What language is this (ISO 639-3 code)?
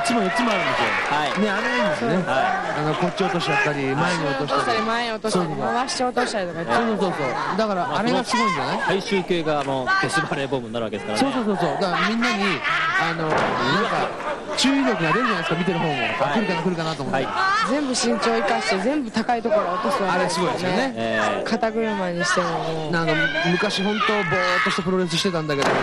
jpn